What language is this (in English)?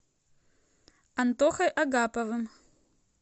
Russian